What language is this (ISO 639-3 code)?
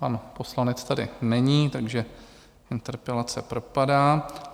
ces